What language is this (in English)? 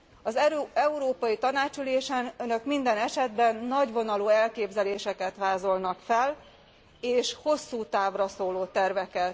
Hungarian